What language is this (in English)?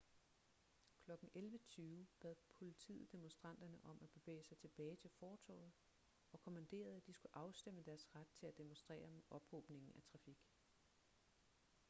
Danish